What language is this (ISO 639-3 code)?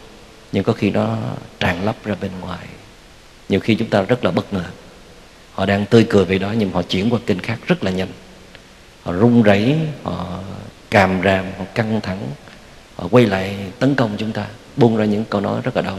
vie